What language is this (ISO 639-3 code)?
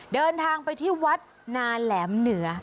tha